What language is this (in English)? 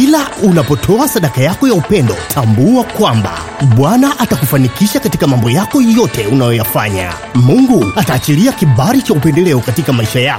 Swahili